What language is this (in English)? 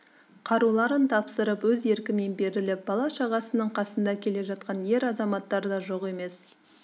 Kazakh